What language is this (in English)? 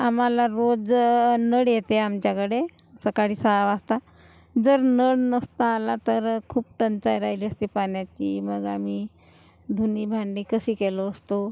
Marathi